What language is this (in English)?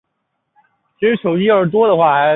Chinese